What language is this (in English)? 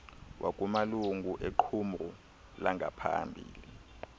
Xhosa